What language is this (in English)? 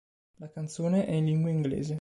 Italian